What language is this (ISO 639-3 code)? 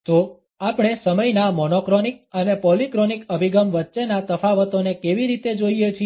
guj